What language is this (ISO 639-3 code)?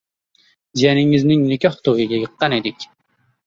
uzb